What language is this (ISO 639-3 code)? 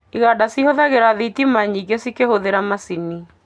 kik